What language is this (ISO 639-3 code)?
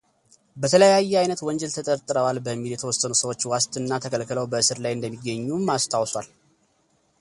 amh